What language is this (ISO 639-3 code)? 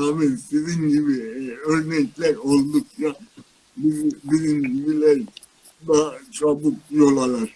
tur